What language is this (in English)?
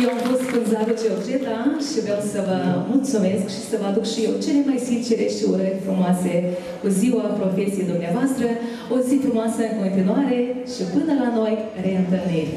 Romanian